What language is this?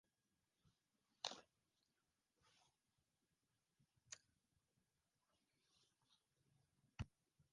Swahili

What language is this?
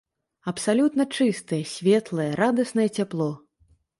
Belarusian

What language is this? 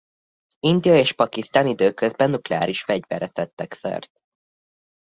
Hungarian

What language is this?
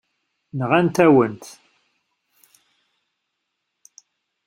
Kabyle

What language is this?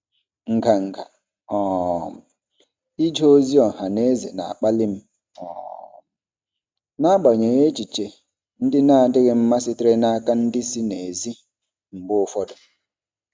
Igbo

